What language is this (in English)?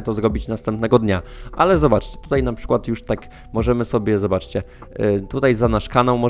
Polish